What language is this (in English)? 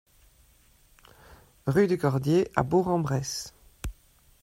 French